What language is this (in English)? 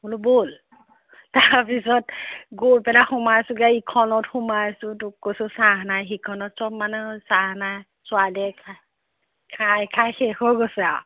Assamese